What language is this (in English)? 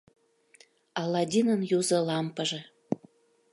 Mari